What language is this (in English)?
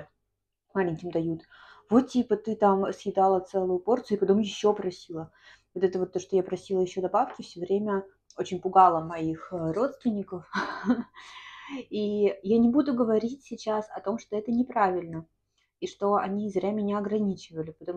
Russian